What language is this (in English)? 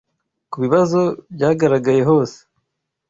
Kinyarwanda